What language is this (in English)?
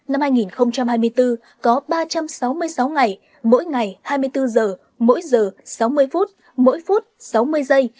Vietnamese